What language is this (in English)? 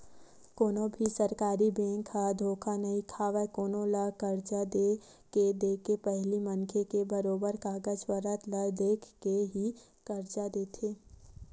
Chhattisgarhi